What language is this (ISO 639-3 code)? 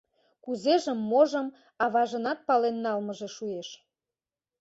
chm